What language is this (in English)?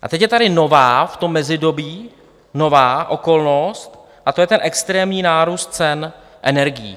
Czech